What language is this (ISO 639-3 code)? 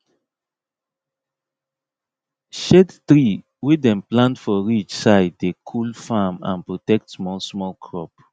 pcm